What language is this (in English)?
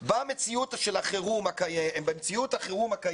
Hebrew